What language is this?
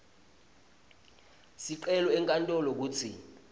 Swati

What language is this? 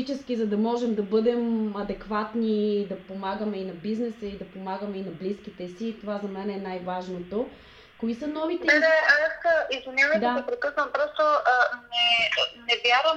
Bulgarian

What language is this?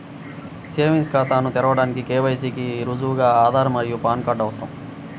Telugu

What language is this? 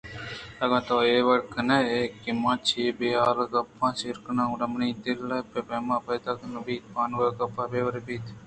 Eastern Balochi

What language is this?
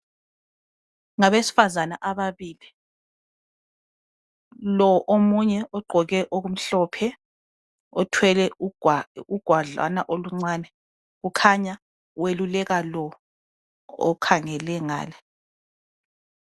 North Ndebele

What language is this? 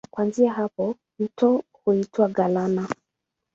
Swahili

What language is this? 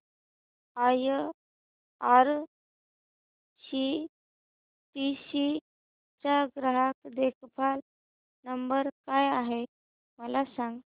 Marathi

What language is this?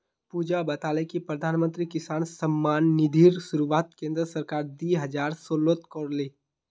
Magahi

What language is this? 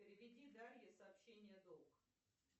Russian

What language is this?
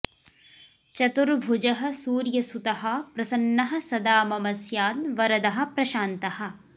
Sanskrit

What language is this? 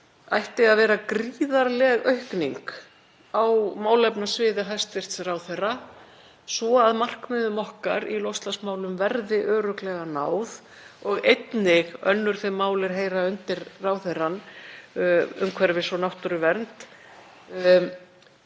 Icelandic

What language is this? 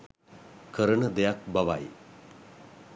Sinhala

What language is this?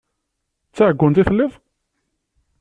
Kabyle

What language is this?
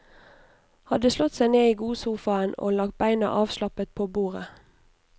Norwegian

